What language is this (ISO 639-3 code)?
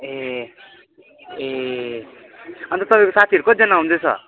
nep